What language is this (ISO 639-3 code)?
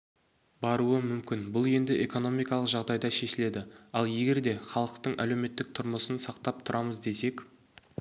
kaz